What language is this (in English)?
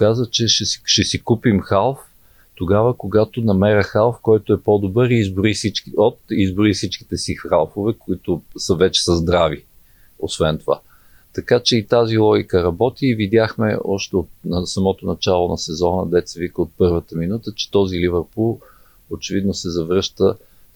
Bulgarian